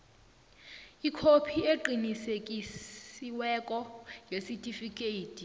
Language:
South Ndebele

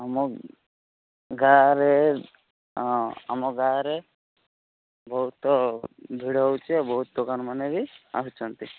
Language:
Odia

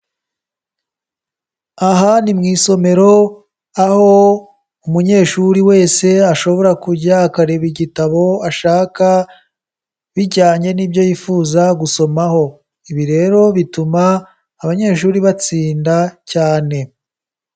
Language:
Kinyarwanda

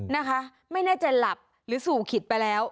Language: Thai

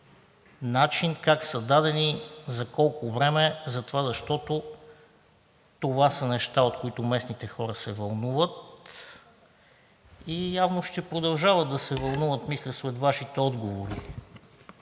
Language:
Bulgarian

